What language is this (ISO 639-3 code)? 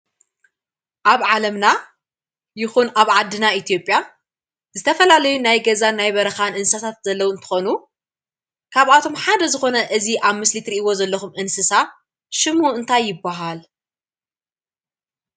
tir